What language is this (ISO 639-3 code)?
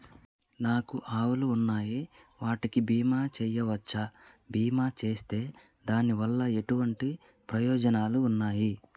tel